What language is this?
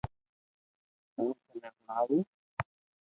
Loarki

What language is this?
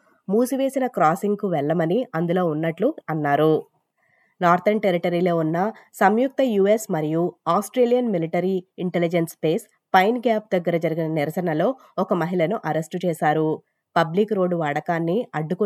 Telugu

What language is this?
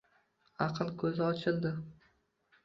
Uzbek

